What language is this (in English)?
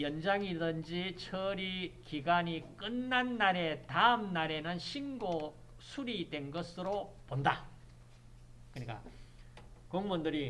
Korean